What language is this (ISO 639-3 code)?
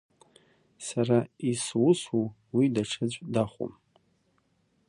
abk